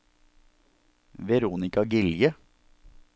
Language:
Norwegian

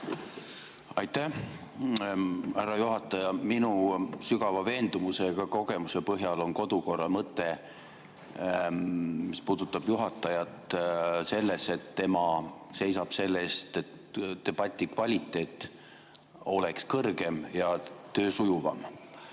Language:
Estonian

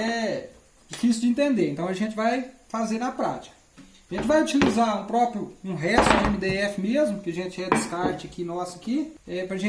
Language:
Portuguese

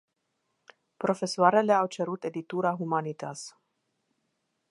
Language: Romanian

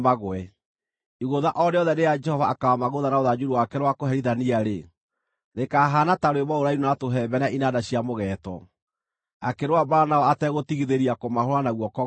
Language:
Kikuyu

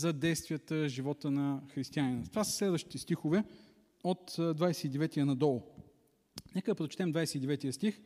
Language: Bulgarian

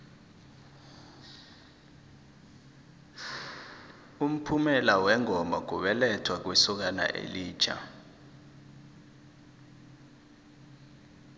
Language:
South Ndebele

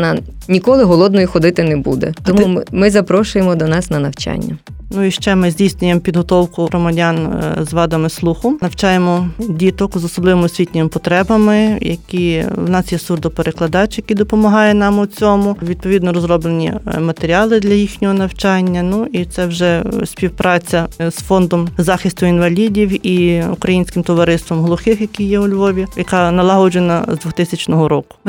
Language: Ukrainian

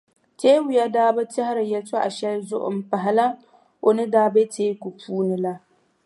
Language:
Dagbani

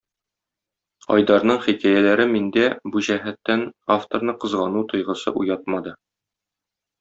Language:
Tatar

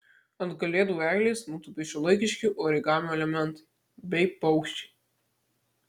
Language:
Lithuanian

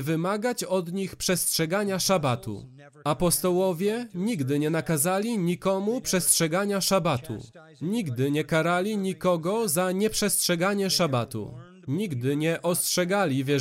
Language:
Polish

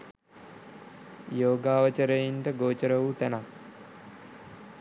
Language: Sinhala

